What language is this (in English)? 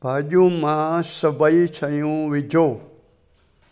Sindhi